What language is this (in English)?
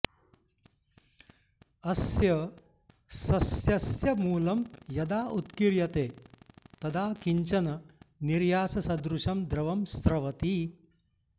Sanskrit